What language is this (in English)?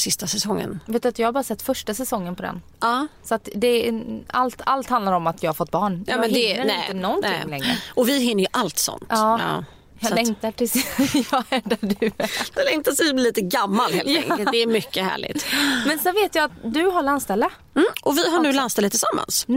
Swedish